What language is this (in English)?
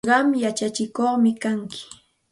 Santa Ana de Tusi Pasco Quechua